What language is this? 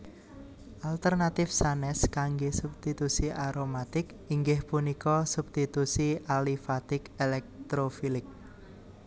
Javanese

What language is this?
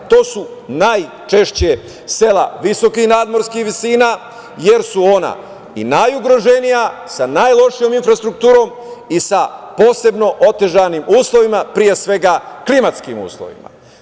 Serbian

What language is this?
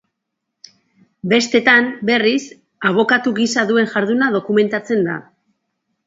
Basque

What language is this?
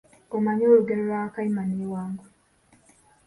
Ganda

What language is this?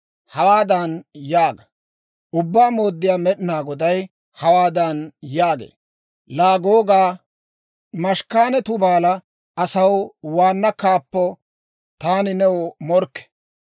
Dawro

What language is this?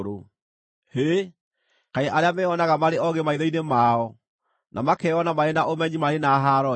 Kikuyu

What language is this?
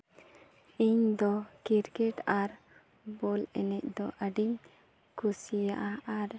Santali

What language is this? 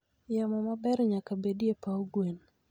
Luo (Kenya and Tanzania)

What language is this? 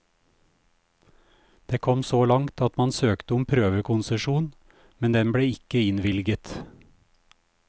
Norwegian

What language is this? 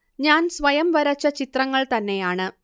Malayalam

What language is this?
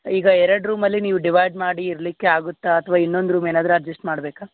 Kannada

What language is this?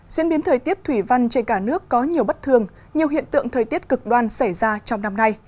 Vietnamese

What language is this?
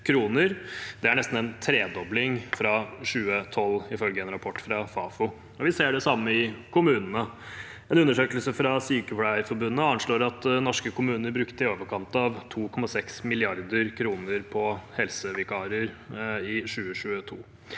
Norwegian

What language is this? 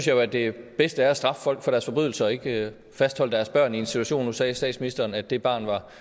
Danish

